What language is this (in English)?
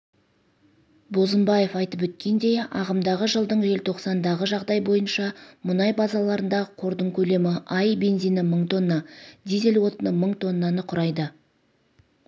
Kazakh